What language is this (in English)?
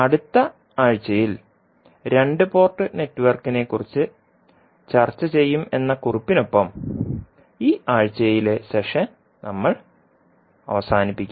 Malayalam